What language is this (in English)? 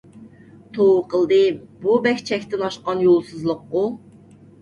Uyghur